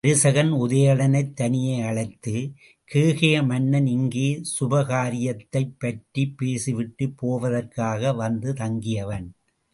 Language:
Tamil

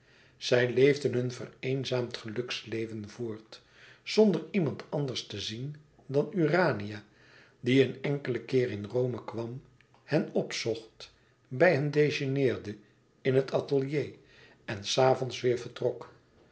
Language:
Dutch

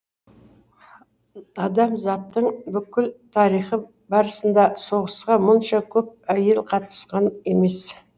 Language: Kazakh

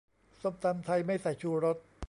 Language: Thai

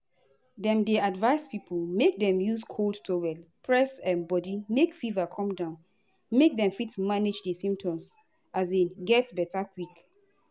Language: Nigerian Pidgin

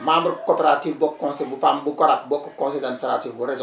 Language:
Wolof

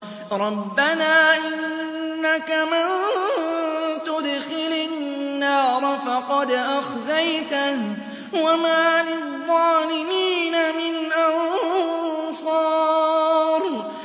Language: Arabic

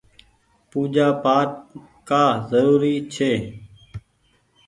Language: Goaria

